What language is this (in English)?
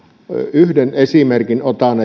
Finnish